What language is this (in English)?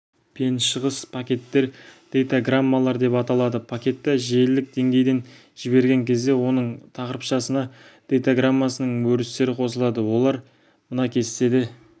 Kazakh